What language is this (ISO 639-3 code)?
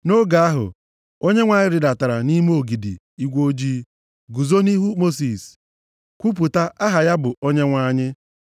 ibo